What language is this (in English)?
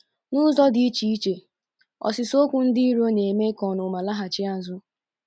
Igbo